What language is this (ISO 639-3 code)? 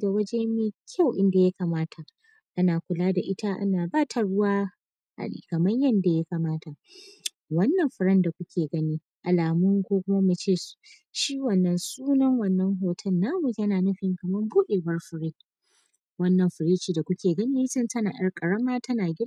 hau